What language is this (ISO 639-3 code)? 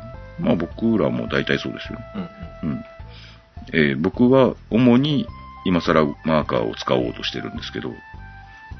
jpn